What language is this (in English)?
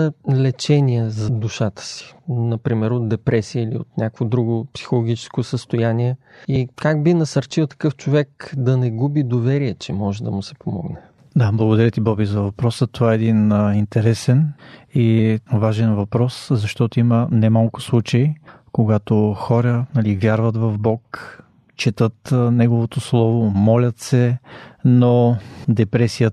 Bulgarian